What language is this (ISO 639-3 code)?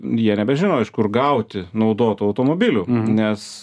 lit